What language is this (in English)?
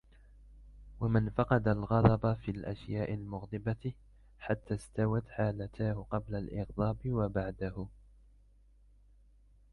Arabic